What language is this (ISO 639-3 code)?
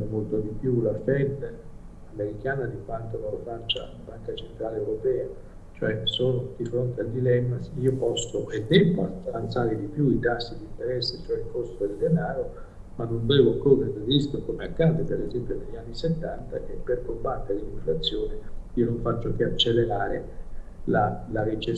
ita